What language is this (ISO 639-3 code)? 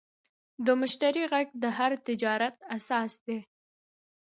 pus